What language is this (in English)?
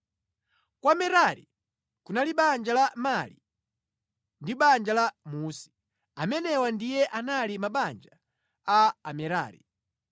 Nyanja